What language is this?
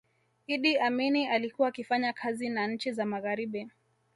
Swahili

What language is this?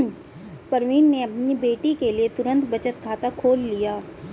Hindi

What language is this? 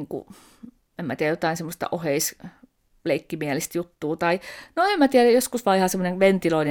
Finnish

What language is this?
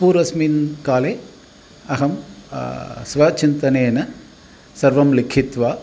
Sanskrit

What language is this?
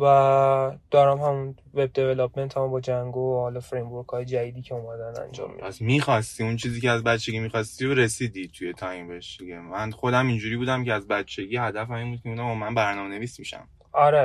Persian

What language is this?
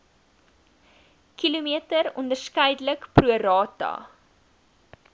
Afrikaans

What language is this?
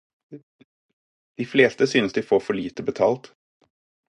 Norwegian Bokmål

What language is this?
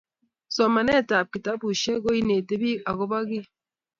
Kalenjin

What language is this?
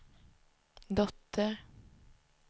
Swedish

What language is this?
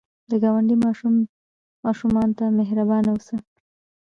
Pashto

